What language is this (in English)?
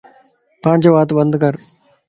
Lasi